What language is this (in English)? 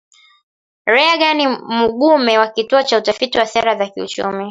Swahili